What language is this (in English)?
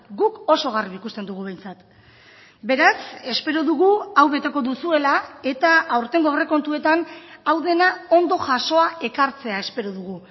Basque